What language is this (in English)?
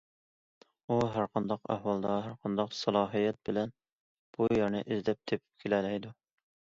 Uyghur